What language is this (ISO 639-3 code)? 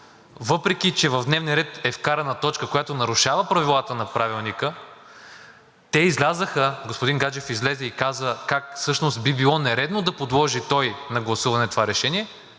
bul